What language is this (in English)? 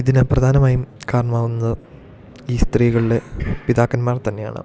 Malayalam